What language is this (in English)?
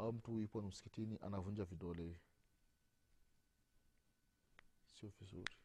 Swahili